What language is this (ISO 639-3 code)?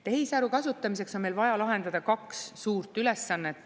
est